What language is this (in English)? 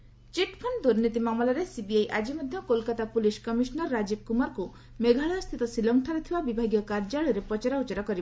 Odia